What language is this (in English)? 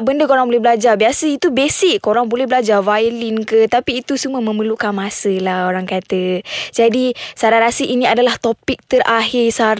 Malay